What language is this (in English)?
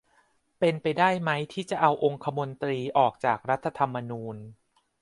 Thai